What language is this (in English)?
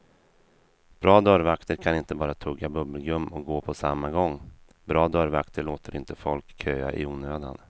Swedish